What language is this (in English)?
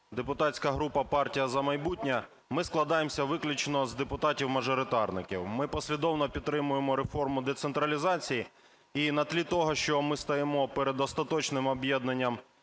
Ukrainian